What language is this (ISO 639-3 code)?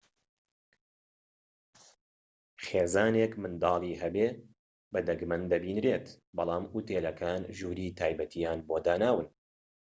ckb